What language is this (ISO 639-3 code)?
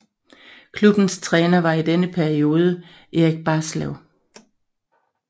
dan